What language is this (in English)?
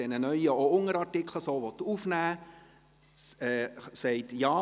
Swiss German